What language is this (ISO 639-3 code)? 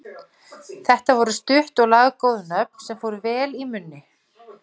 isl